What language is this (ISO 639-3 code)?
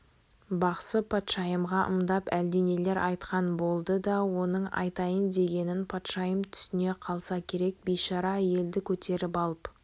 kaz